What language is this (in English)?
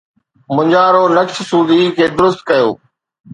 Sindhi